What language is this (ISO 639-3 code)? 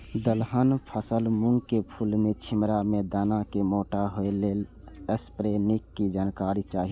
mai